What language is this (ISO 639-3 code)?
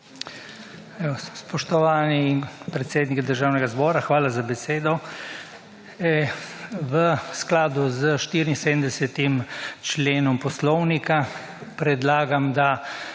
slv